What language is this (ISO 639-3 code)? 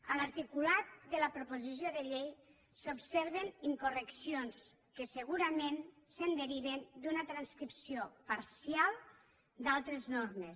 cat